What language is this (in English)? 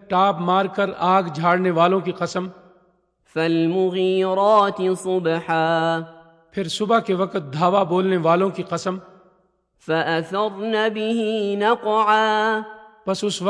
Urdu